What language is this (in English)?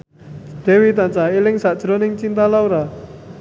Javanese